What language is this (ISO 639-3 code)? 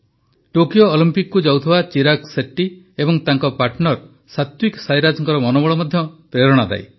ori